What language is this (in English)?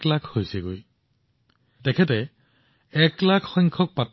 Assamese